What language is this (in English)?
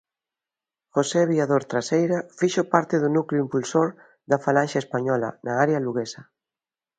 Galician